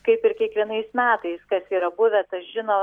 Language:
Lithuanian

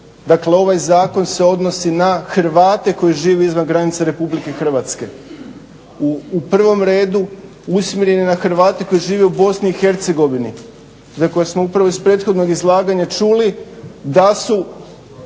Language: Croatian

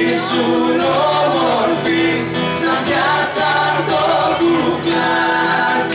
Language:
Greek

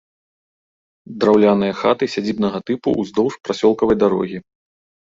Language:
Belarusian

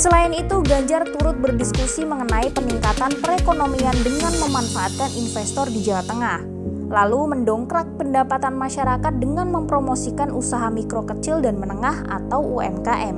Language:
Indonesian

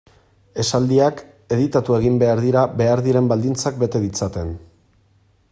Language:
Basque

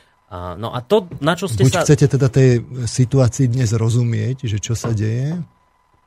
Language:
Slovak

